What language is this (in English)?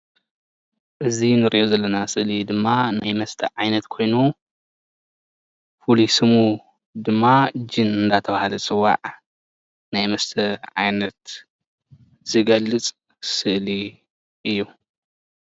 Tigrinya